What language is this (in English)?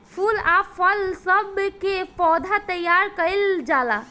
Bhojpuri